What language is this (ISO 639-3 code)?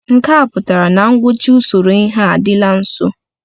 ibo